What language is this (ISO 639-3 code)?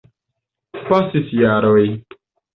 epo